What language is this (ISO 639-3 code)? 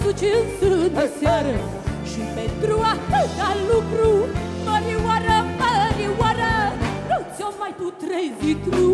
ron